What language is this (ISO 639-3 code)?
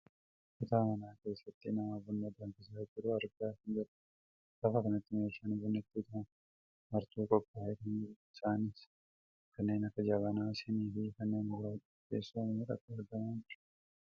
orm